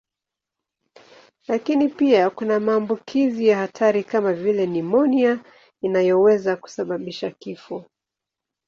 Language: Swahili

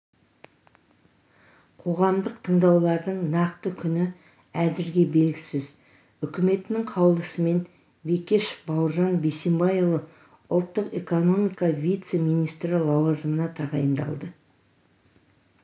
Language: Kazakh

